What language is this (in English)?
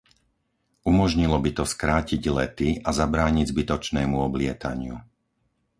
Slovak